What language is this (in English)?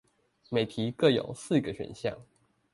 Chinese